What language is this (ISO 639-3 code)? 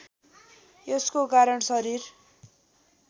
nep